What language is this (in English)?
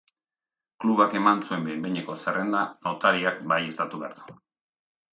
Basque